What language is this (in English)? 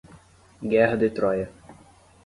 Portuguese